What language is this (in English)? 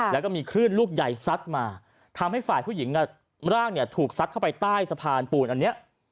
Thai